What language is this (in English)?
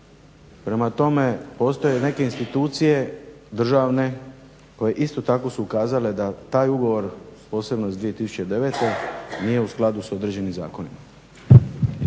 Croatian